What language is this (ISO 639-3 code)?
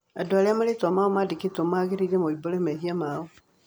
kik